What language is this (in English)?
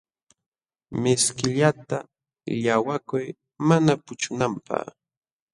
Jauja Wanca Quechua